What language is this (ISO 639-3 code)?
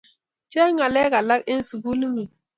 kln